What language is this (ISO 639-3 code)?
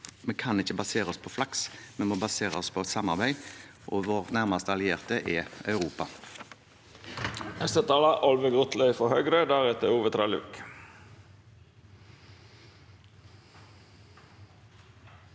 nor